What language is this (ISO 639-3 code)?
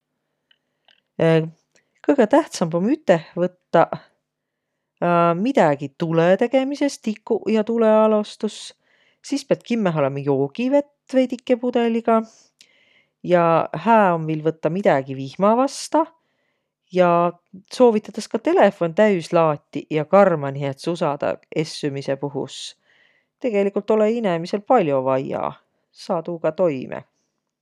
vro